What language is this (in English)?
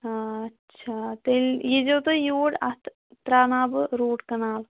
Kashmiri